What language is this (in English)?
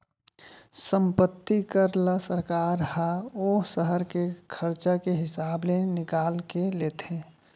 Chhattisgarhi